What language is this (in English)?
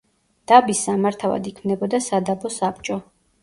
Georgian